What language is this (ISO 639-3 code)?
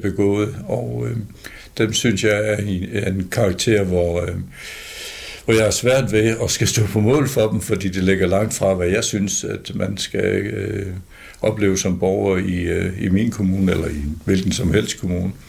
dan